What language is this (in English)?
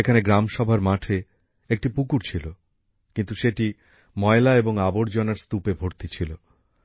Bangla